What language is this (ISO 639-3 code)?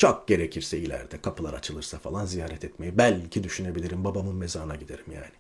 tur